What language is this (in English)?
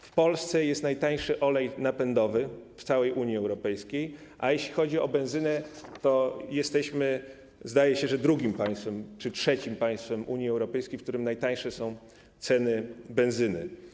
Polish